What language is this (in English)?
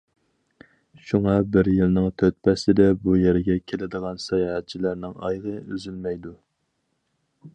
Uyghur